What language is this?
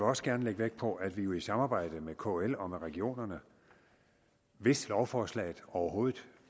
Danish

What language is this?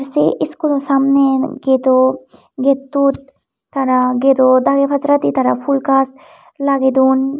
Chakma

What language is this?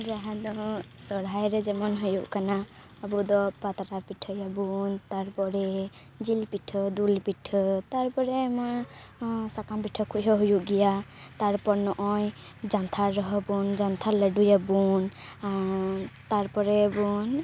Santali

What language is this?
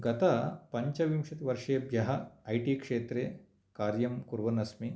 Sanskrit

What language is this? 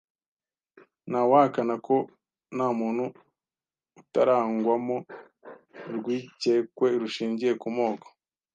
Kinyarwanda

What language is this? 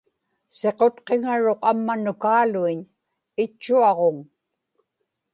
Inupiaq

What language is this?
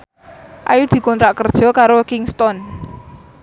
Javanese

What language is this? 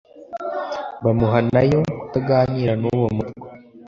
Kinyarwanda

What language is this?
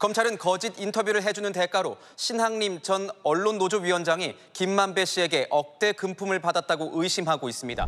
Korean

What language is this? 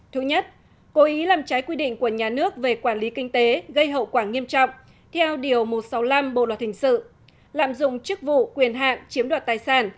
Vietnamese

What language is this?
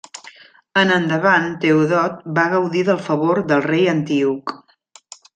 Catalan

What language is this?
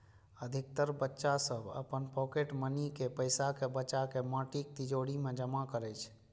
Maithili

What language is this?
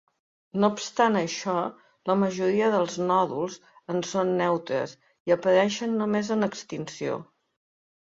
Catalan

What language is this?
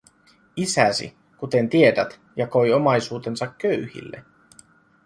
Finnish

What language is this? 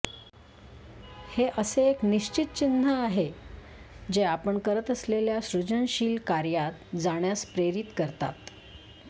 Marathi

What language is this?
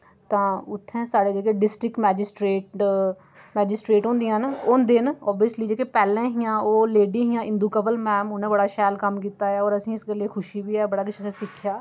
Dogri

